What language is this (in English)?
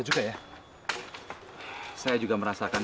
Indonesian